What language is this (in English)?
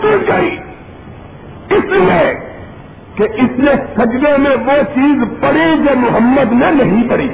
Urdu